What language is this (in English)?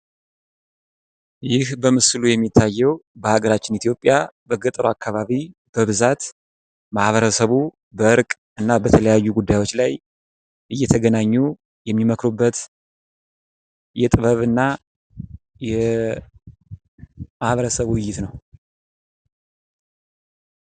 Amharic